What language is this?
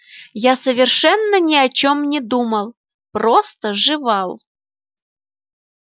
Russian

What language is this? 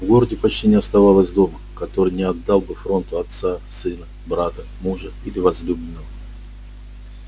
Russian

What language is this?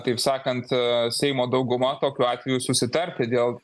Lithuanian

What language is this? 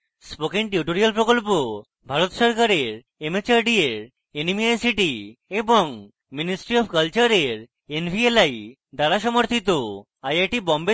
Bangla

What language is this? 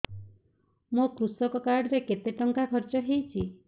Odia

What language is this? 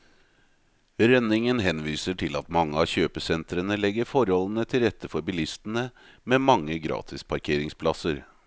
Norwegian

